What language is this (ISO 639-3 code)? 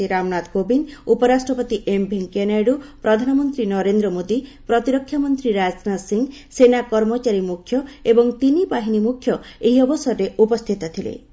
ori